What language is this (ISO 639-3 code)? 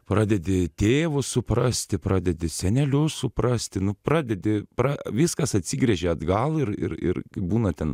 lit